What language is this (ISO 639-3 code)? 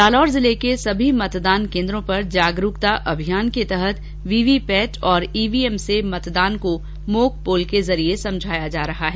hin